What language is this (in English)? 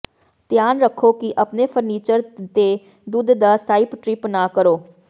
Punjabi